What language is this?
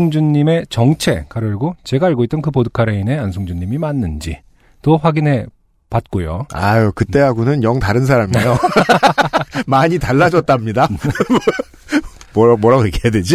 Korean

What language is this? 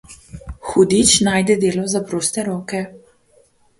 Slovenian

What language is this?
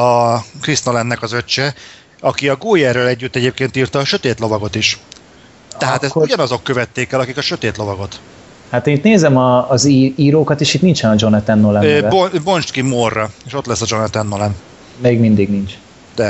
Hungarian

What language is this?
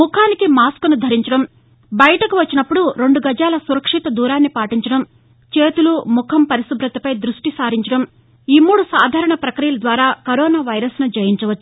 Telugu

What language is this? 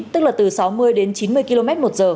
Vietnamese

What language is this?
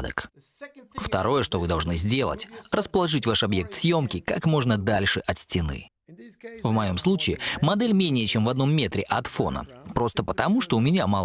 Russian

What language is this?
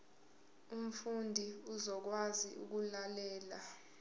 Zulu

